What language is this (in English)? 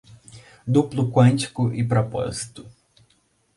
Portuguese